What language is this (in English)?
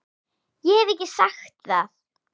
Icelandic